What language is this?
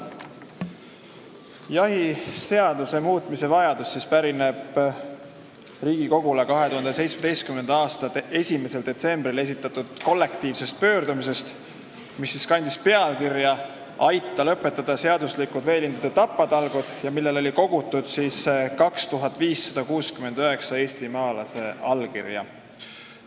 Estonian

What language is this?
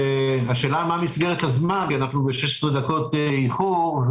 Hebrew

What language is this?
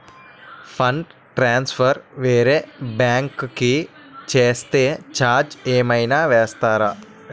Telugu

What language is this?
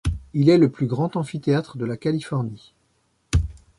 French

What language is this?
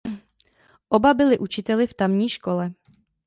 Czech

